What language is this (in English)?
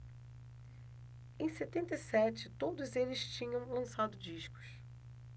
Portuguese